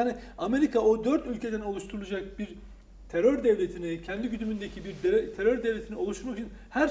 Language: Turkish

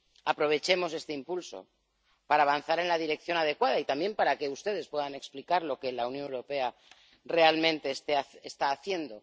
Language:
Spanish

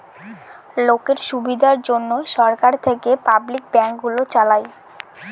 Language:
Bangla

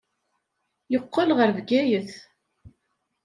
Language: Kabyle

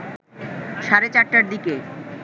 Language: Bangla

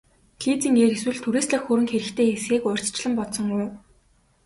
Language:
Mongolian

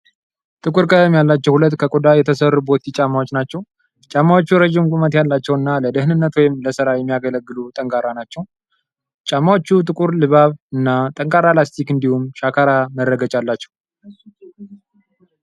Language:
Amharic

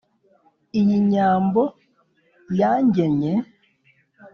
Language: Kinyarwanda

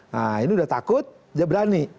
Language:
Indonesian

